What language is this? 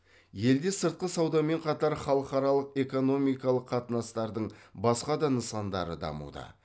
Kazakh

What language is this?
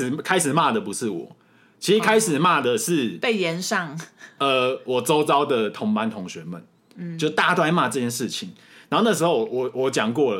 Chinese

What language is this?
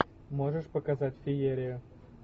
Russian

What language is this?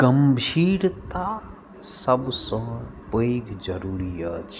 Maithili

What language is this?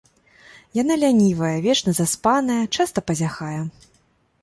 Belarusian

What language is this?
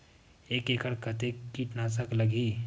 Chhattisgarhi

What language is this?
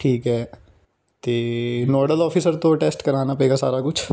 Punjabi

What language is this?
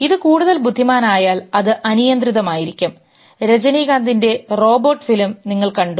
Malayalam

